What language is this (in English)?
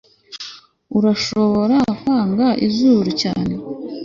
Kinyarwanda